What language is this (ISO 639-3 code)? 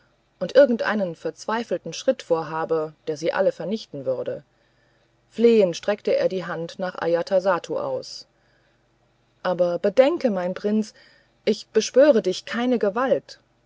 deu